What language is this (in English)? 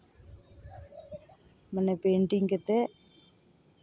Santali